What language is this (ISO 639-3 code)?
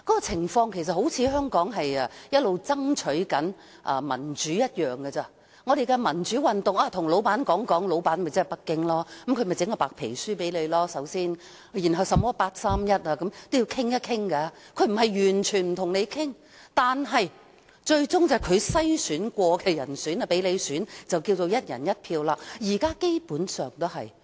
yue